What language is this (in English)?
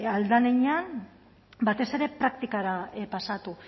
Basque